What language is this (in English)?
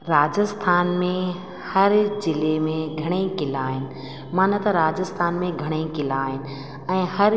Sindhi